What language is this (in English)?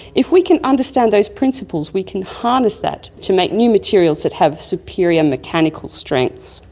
English